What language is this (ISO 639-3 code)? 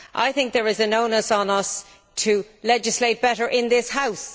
eng